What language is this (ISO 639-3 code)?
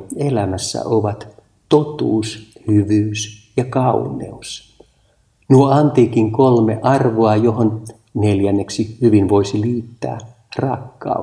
fin